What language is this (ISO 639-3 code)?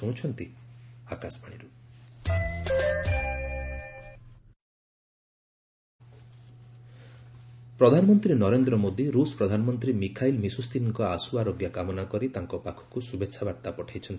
ori